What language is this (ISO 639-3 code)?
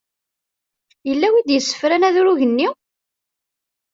kab